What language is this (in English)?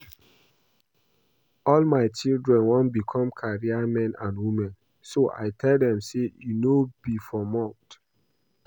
Nigerian Pidgin